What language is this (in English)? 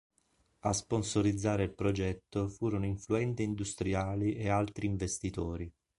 Italian